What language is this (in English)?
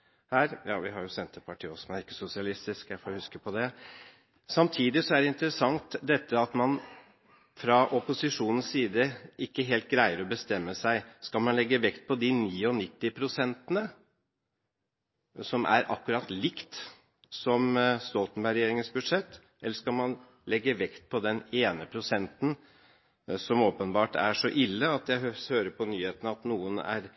Norwegian Bokmål